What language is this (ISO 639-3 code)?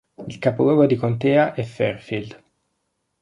ita